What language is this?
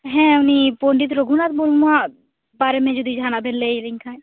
Santali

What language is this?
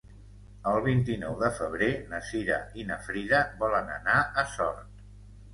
Catalan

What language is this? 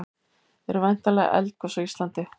Icelandic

